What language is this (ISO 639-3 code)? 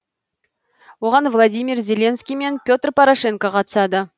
kaz